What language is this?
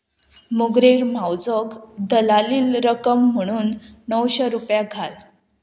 Konkani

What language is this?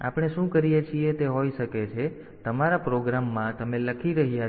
Gujarati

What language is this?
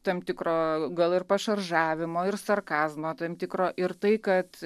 Lithuanian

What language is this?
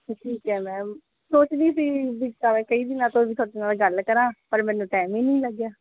Punjabi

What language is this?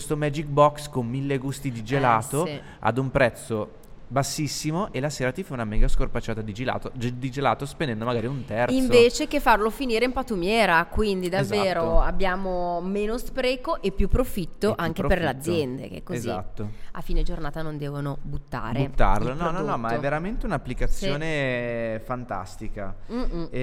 Italian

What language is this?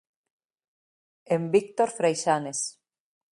Galician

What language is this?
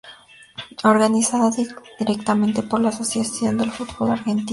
Spanish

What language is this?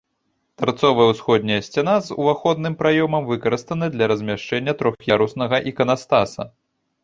Belarusian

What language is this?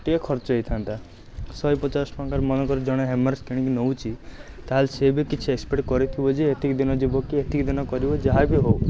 Odia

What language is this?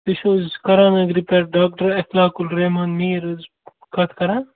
Kashmiri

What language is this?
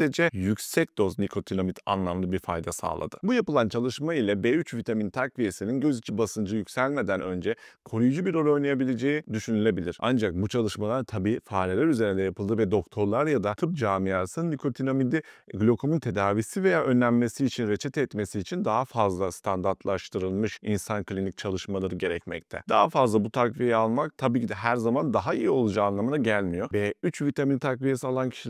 Turkish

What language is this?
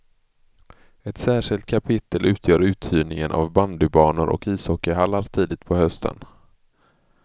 Swedish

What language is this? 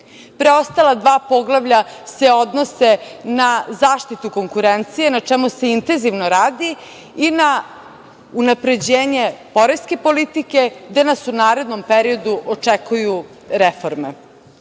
Serbian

